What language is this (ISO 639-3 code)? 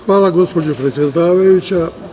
srp